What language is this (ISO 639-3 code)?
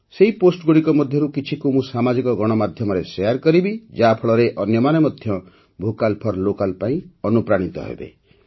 ori